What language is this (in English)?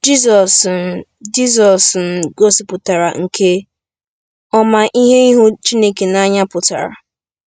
Igbo